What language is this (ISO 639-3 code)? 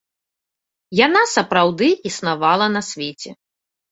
bel